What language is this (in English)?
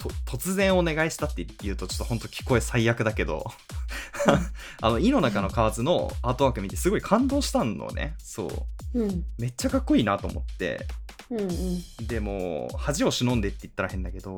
Japanese